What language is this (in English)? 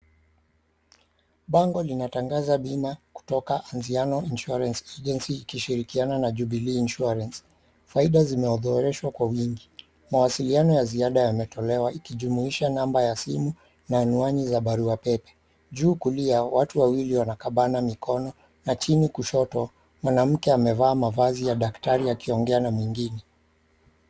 Swahili